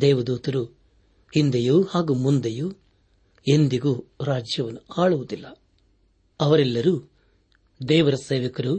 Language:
Kannada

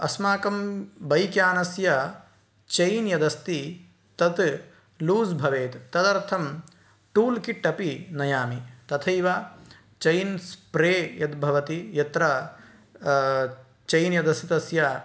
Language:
Sanskrit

